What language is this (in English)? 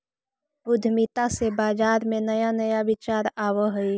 Magahi